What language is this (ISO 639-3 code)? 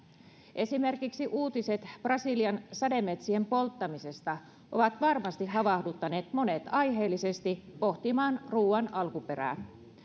fin